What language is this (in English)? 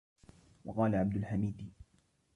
Arabic